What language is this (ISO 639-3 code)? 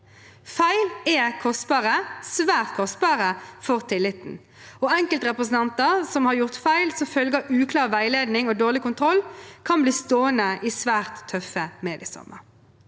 nor